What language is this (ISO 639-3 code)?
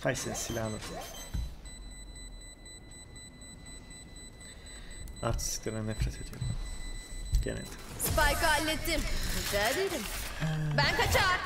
tur